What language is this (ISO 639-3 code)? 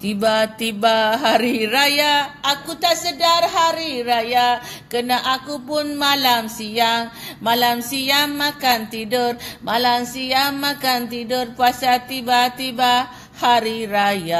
msa